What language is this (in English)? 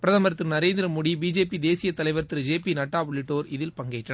Tamil